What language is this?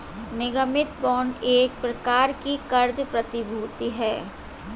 Hindi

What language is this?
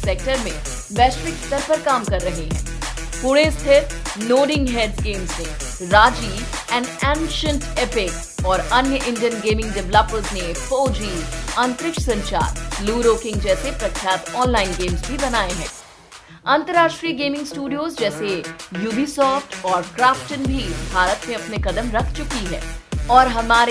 Hindi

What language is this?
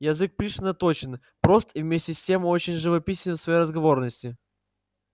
Russian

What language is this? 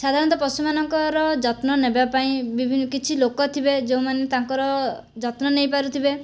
Odia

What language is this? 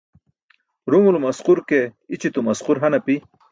Burushaski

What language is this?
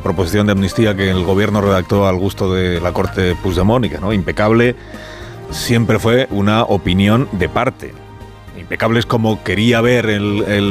Spanish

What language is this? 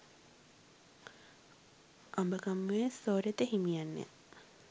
Sinhala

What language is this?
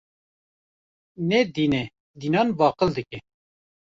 Kurdish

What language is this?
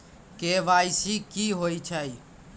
Magahi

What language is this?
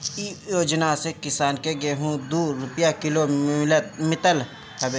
Bhojpuri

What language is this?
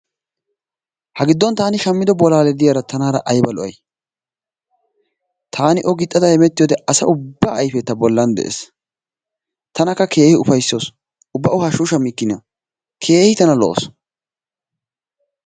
Wolaytta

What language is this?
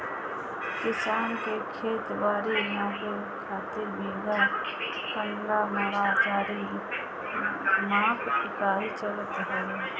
Bhojpuri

